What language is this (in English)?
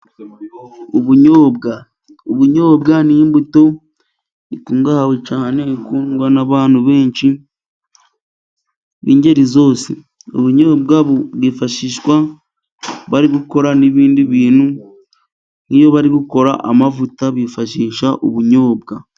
Kinyarwanda